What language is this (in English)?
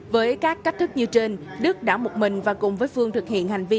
Vietnamese